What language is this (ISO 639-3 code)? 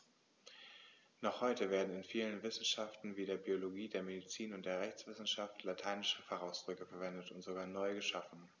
deu